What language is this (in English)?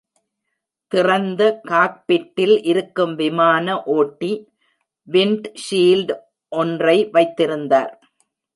Tamil